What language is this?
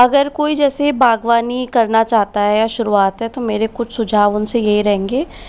Hindi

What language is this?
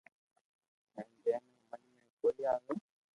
Loarki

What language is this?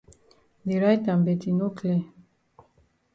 Cameroon Pidgin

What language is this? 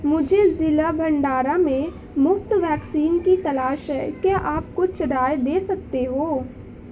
Urdu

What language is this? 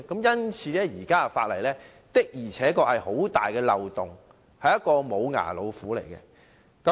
Cantonese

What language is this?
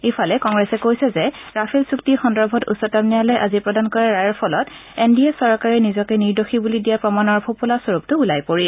Assamese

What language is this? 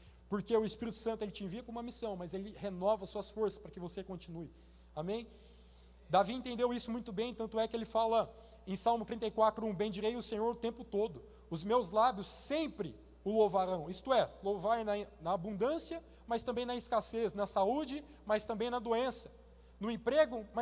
Portuguese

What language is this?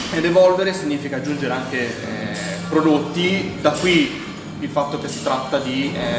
Italian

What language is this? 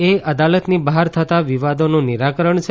Gujarati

